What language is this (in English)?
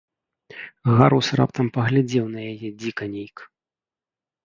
Belarusian